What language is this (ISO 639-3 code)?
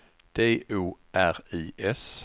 swe